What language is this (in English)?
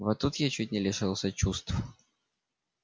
Russian